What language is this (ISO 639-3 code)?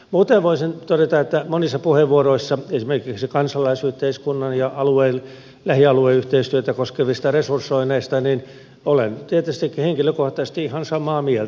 fin